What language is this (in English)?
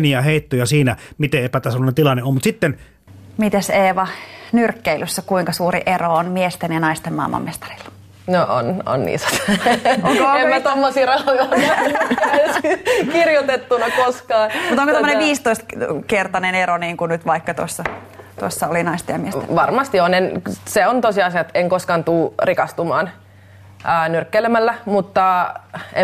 Finnish